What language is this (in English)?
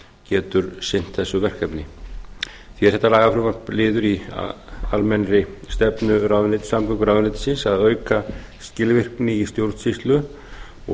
Icelandic